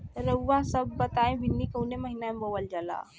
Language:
Bhojpuri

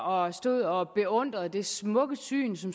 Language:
Danish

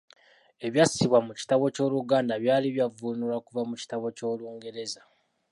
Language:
Ganda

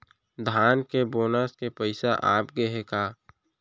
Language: Chhattisgarhi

